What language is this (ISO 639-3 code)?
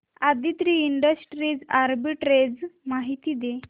mar